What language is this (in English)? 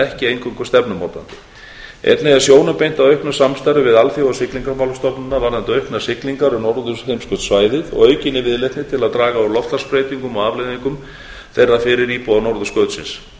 Icelandic